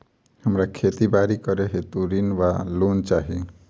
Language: Maithili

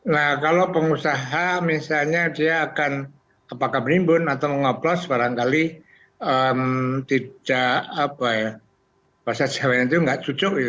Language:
Indonesian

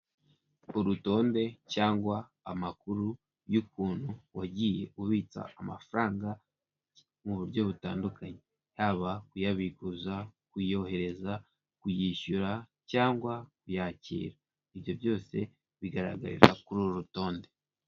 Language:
Kinyarwanda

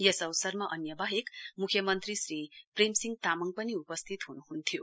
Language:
Nepali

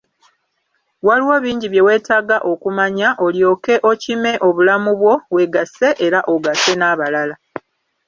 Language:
Ganda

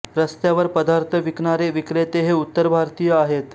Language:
Marathi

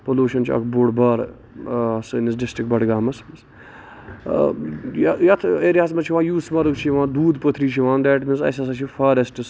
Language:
Kashmiri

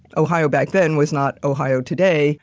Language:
English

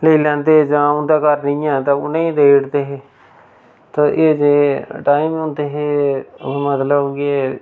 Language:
Dogri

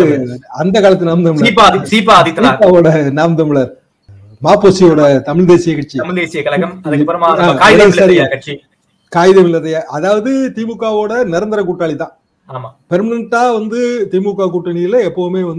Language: Hindi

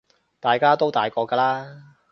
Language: Cantonese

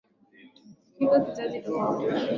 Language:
Swahili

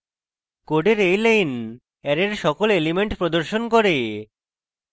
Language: Bangla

